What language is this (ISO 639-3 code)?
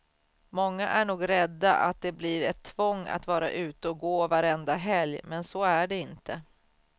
swe